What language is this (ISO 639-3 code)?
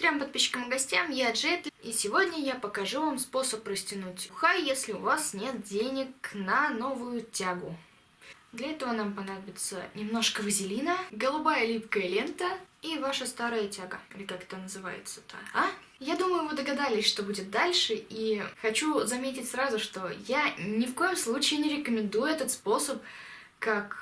rus